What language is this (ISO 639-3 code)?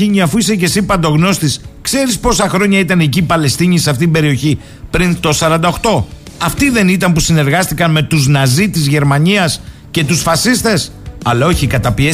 ell